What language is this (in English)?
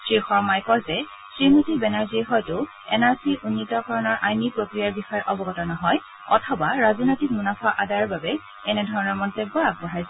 Assamese